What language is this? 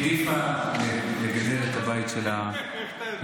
Hebrew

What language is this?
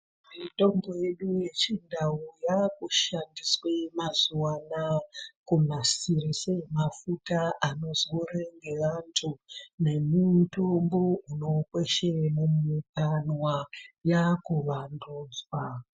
Ndau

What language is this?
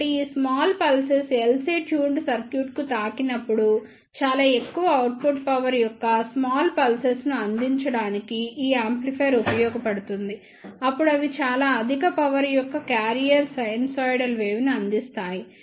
Telugu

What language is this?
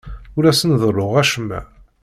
Kabyle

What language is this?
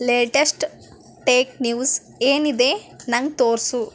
Kannada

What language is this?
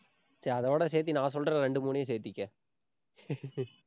Tamil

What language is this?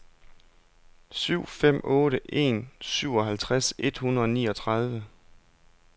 Danish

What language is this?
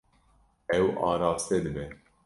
Kurdish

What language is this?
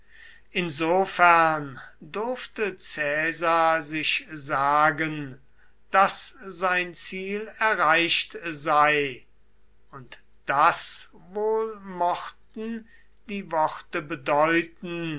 German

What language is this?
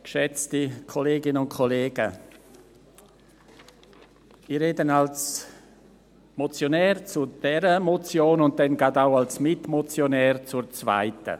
Swiss German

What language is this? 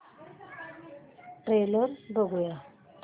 Marathi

